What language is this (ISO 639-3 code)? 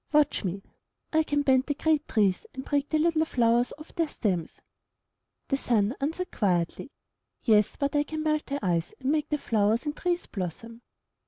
eng